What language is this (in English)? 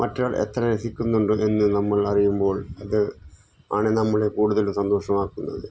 Malayalam